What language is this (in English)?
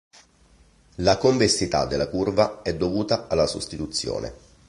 Italian